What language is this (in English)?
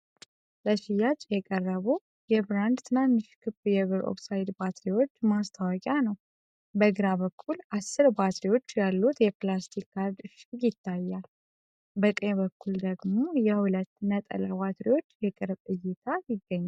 Amharic